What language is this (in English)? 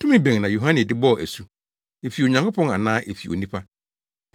Akan